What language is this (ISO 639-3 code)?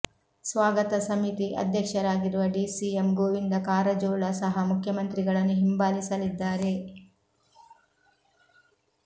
kan